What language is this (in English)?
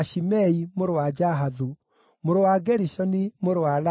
Kikuyu